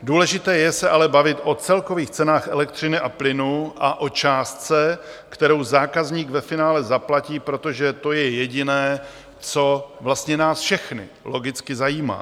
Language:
Czech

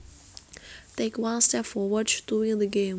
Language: Javanese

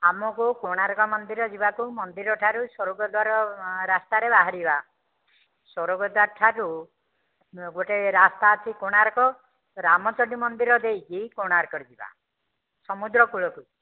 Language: Odia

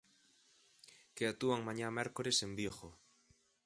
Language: Galician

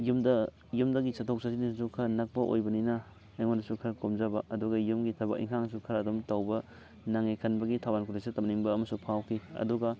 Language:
Manipuri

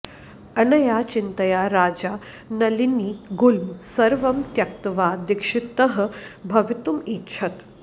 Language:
Sanskrit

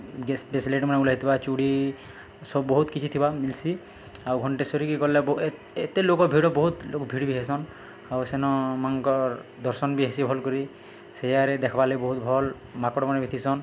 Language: Odia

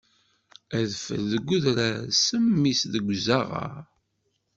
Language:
Kabyle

